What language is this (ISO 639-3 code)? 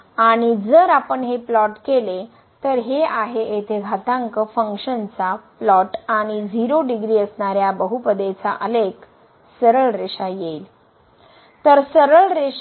mar